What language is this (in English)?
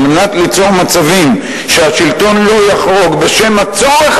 Hebrew